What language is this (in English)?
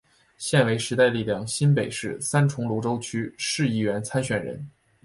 Chinese